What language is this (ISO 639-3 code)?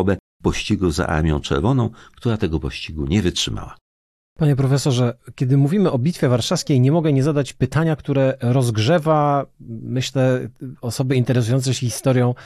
pol